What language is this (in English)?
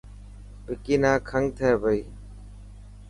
Dhatki